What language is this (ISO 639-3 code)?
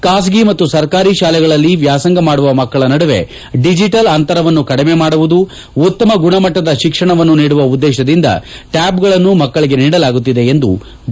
kan